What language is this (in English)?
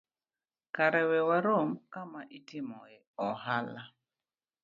Luo (Kenya and Tanzania)